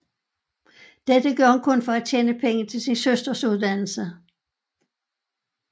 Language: Danish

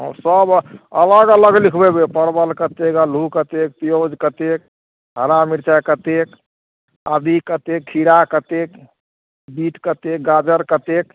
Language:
Maithili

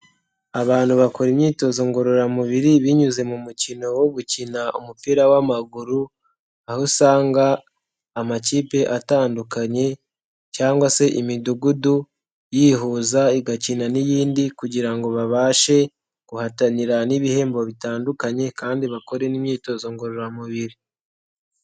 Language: Kinyarwanda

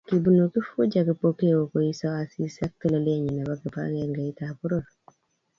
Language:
Kalenjin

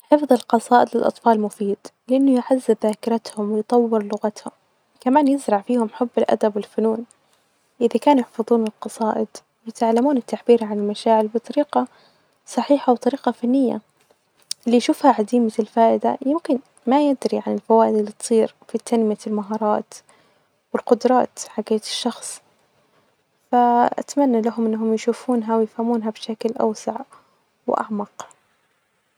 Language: Najdi Arabic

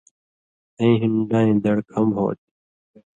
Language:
Indus Kohistani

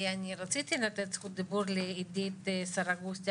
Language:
Hebrew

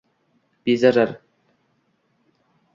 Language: Uzbek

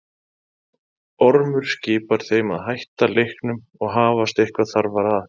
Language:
Icelandic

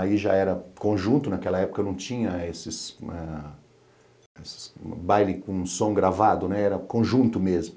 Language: Portuguese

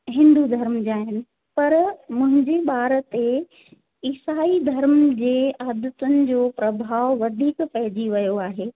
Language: Sindhi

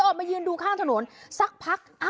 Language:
Thai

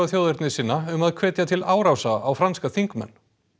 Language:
Icelandic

